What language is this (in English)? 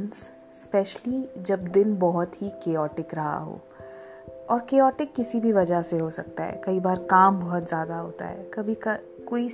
Hindi